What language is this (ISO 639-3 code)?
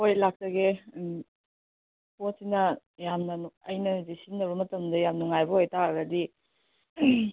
mni